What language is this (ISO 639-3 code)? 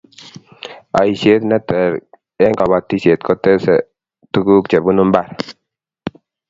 kln